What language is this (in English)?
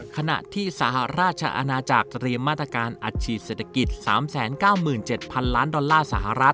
Thai